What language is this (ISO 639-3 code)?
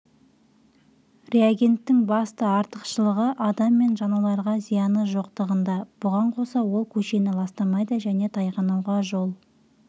kaz